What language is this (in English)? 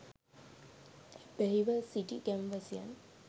Sinhala